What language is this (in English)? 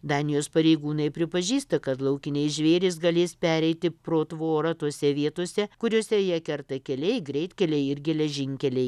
Lithuanian